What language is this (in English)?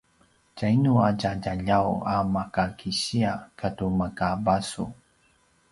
Paiwan